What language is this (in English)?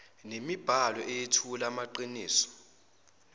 Zulu